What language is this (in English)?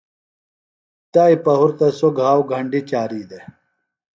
Phalura